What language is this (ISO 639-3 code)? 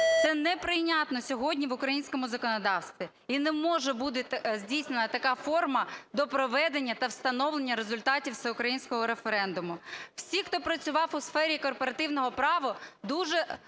ukr